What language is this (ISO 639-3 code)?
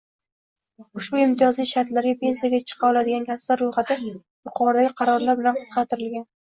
uzb